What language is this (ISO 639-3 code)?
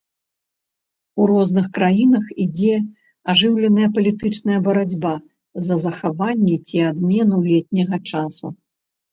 bel